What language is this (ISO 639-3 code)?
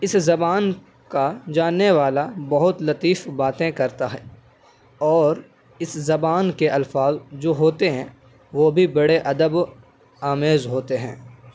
urd